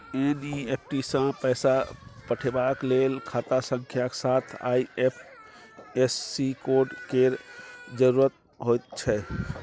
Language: Maithili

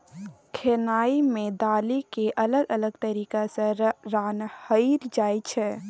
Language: Maithili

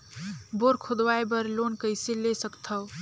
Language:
Chhattisgarhi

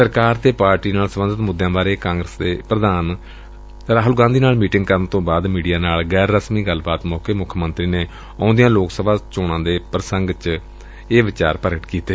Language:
Punjabi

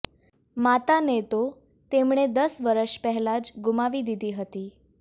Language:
Gujarati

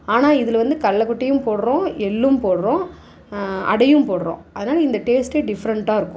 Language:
Tamil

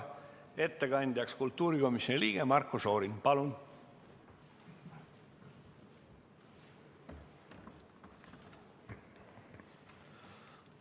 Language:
Estonian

